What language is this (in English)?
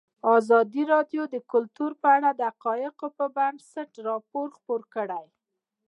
Pashto